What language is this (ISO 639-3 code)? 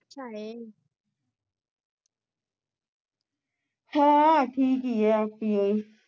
pan